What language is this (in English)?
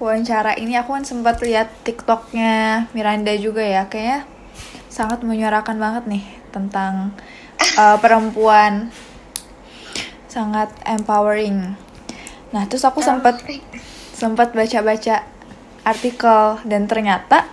Indonesian